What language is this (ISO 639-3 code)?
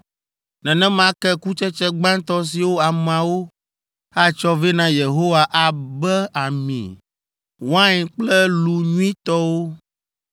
ewe